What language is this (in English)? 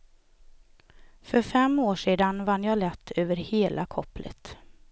Swedish